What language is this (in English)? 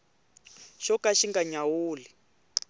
Tsonga